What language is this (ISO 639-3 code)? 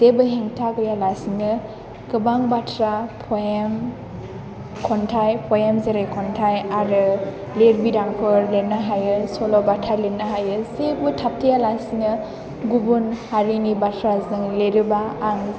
brx